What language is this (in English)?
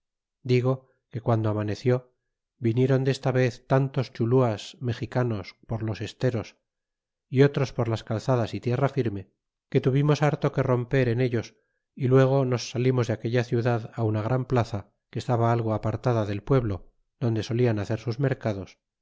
Spanish